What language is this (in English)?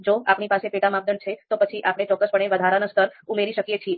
Gujarati